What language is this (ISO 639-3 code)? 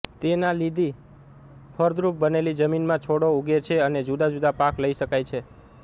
guj